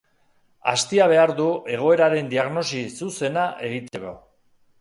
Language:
Basque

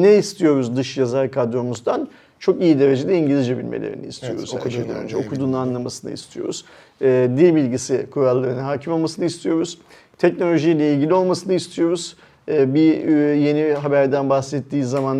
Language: Turkish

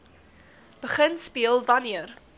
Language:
Afrikaans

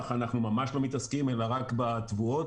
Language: Hebrew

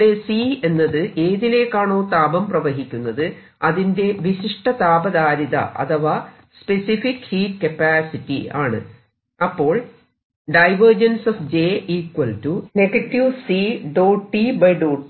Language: Malayalam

